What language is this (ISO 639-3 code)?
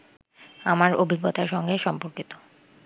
ben